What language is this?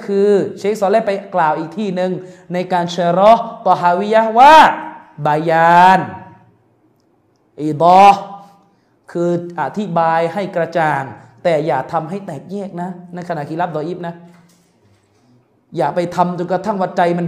Thai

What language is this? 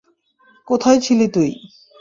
Bangla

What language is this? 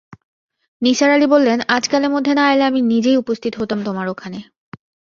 Bangla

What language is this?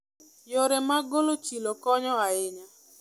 Luo (Kenya and Tanzania)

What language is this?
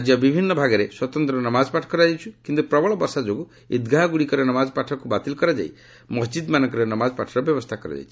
Odia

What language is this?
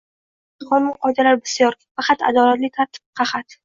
Uzbek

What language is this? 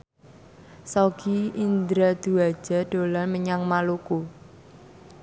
Javanese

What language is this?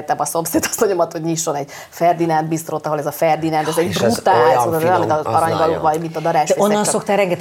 Hungarian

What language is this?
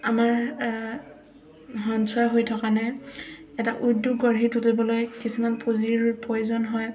Assamese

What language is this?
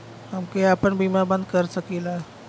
Bhojpuri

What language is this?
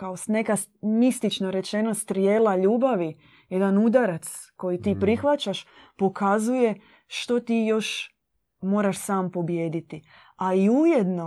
Croatian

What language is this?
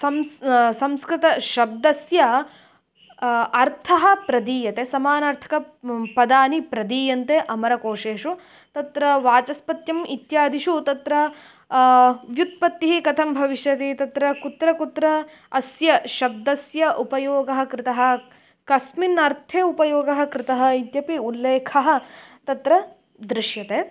Sanskrit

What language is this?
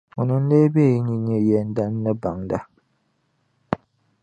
Dagbani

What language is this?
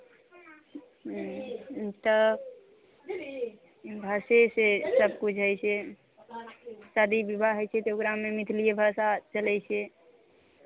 Maithili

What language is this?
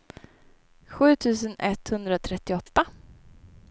Swedish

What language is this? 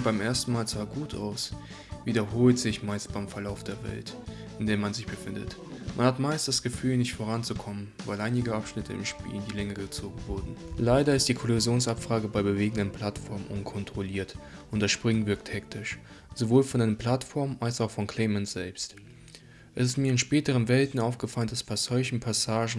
German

